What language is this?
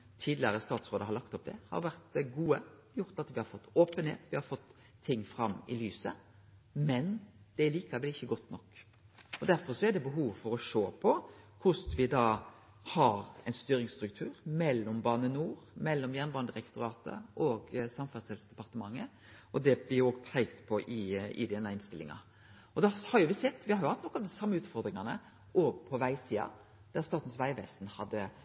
Norwegian Nynorsk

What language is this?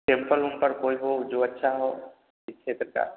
Hindi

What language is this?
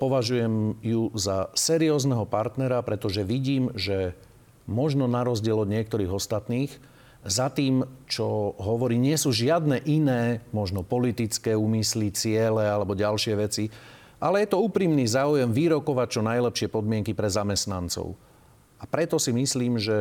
Slovak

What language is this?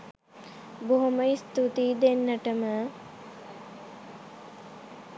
Sinhala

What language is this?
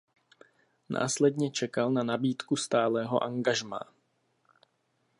Czech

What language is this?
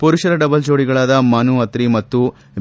Kannada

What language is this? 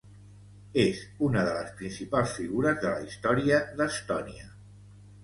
Catalan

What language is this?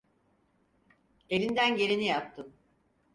Turkish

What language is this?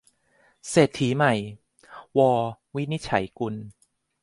Thai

